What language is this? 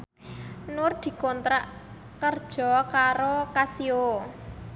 Javanese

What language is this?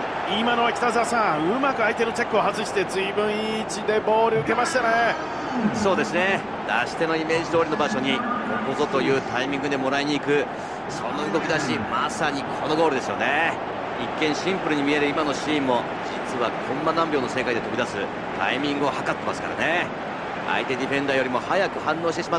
Japanese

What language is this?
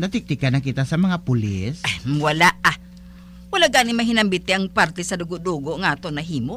Filipino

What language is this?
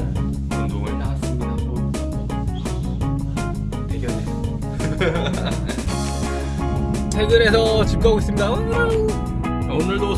Korean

